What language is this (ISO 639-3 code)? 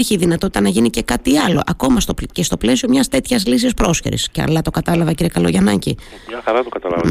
ell